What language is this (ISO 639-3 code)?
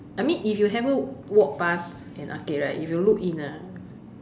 eng